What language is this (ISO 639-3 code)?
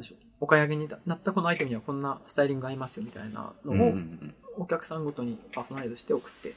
jpn